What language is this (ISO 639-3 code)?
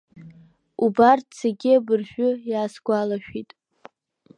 abk